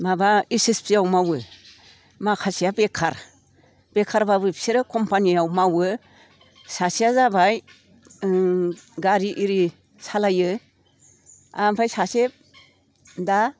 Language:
Bodo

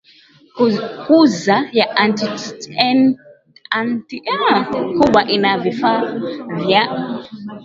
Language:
Swahili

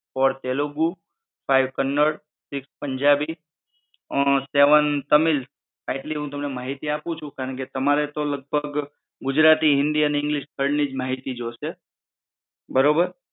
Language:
Gujarati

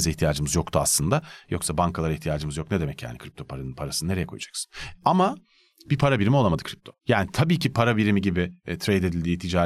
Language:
Turkish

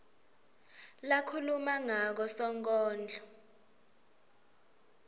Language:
Swati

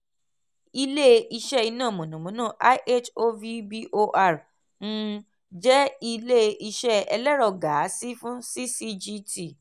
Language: Yoruba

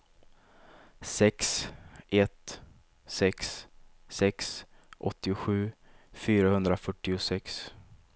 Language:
Swedish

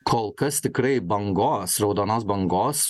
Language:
Lithuanian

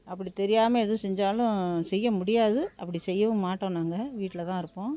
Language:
Tamil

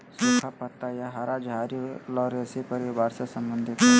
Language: Magahi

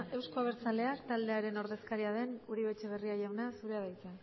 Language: Basque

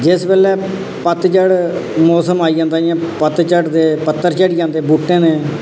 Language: Dogri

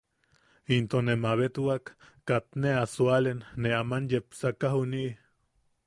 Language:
Yaqui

